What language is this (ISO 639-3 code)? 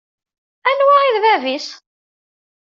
kab